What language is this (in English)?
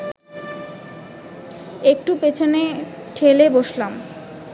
Bangla